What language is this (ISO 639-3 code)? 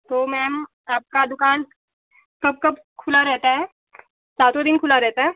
hin